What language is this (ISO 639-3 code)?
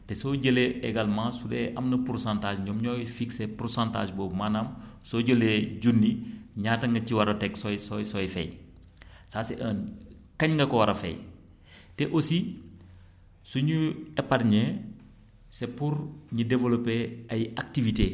wol